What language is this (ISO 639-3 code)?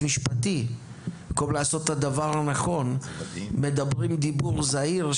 heb